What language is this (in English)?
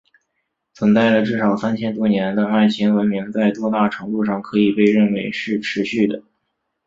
Chinese